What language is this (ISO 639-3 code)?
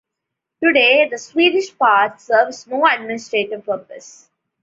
eng